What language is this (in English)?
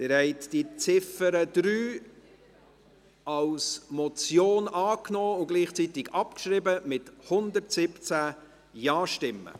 Swiss German